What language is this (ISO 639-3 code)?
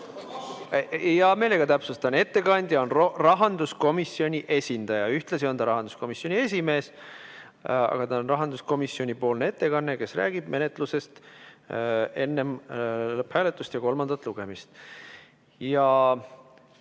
est